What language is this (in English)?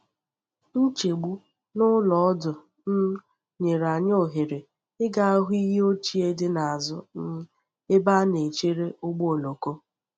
Igbo